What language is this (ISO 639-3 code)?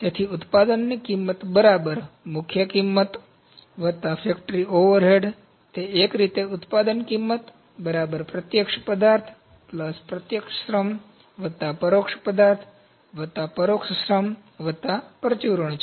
guj